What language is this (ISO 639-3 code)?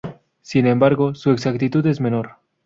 spa